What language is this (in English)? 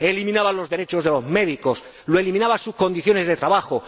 Spanish